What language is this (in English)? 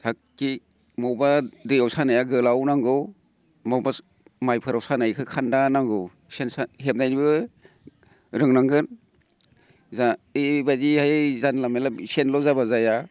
Bodo